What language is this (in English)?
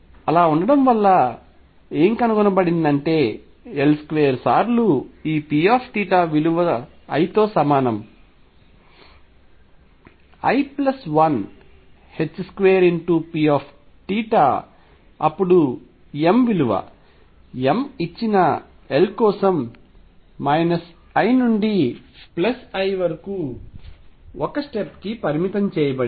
Telugu